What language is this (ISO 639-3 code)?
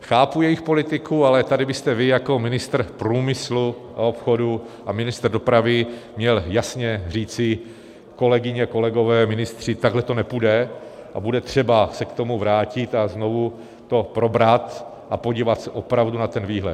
ces